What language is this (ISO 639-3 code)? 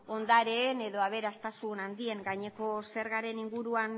eus